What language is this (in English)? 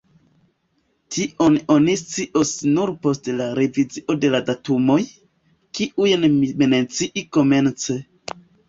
Esperanto